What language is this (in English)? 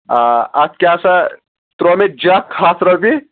Kashmiri